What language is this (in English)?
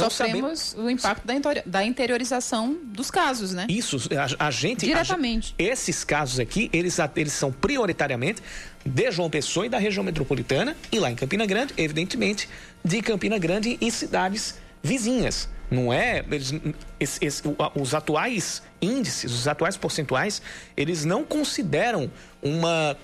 Portuguese